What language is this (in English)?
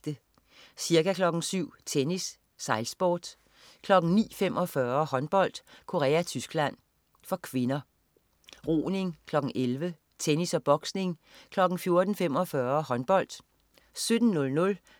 Danish